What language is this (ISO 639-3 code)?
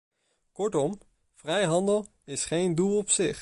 nld